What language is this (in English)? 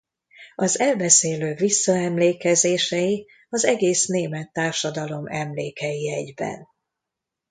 Hungarian